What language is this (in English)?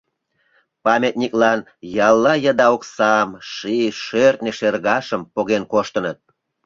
Mari